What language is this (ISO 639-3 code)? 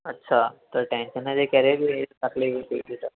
snd